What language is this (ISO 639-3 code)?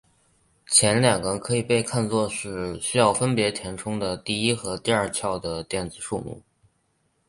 zho